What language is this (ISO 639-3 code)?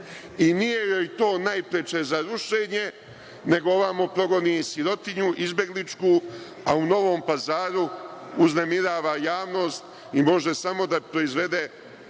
srp